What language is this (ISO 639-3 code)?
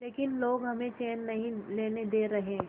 hin